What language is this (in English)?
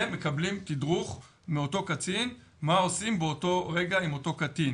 Hebrew